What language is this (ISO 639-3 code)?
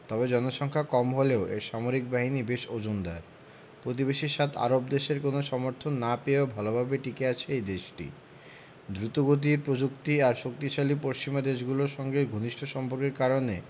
ben